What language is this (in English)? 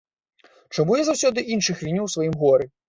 Belarusian